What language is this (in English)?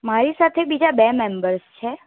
Gujarati